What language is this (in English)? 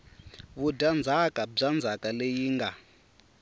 Tsonga